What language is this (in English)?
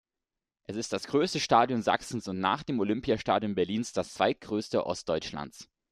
German